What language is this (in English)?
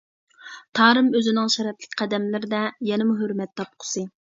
Uyghur